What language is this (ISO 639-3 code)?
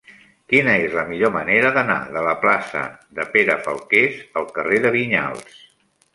cat